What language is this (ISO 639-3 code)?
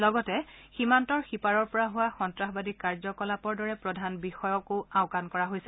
asm